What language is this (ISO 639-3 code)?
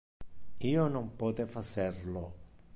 ina